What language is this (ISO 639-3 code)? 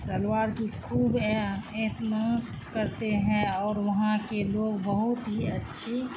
urd